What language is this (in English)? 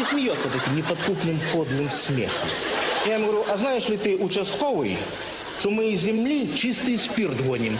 Russian